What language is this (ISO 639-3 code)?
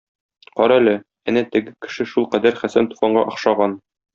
tat